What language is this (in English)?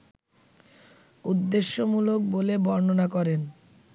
Bangla